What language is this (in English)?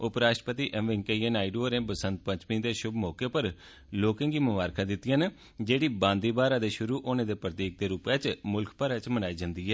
Dogri